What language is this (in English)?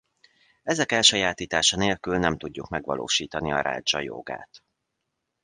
Hungarian